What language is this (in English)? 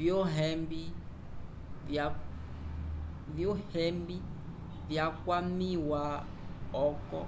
Umbundu